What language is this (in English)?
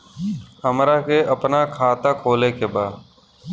Bhojpuri